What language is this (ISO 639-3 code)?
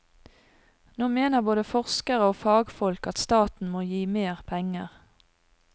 nor